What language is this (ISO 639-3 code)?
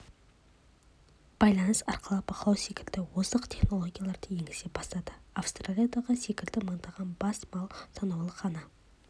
kaz